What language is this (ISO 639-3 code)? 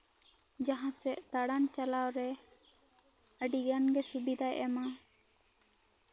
sat